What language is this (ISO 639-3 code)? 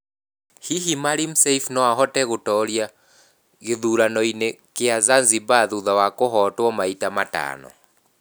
kik